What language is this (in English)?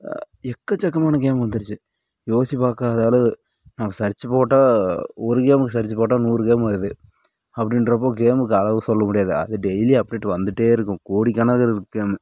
Tamil